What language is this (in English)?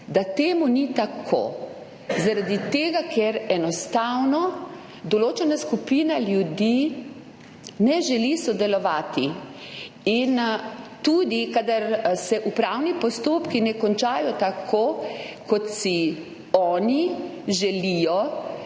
Slovenian